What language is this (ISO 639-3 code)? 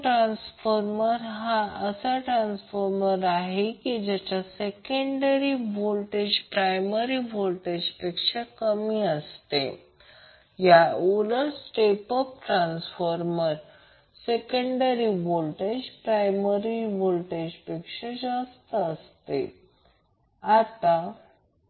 mar